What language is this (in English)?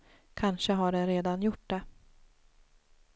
Swedish